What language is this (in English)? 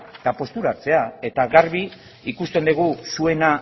Basque